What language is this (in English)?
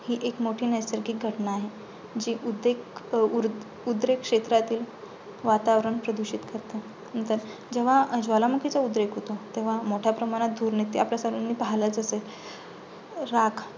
Marathi